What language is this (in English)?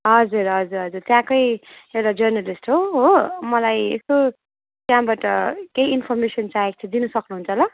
Nepali